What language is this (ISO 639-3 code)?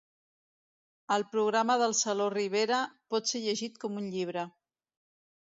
cat